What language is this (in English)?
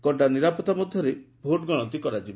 Odia